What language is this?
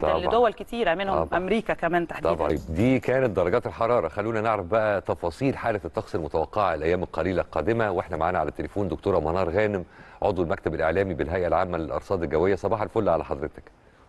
Arabic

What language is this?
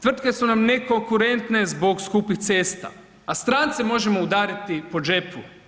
Croatian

